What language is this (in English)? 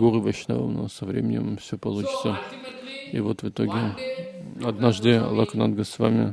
Russian